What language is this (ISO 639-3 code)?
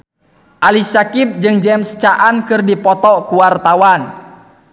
sun